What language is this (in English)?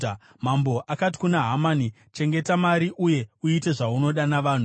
Shona